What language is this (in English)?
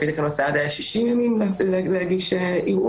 Hebrew